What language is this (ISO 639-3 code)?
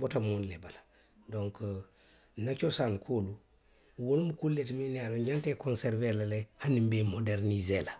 mlq